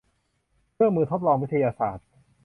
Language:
Thai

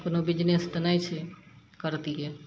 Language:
Maithili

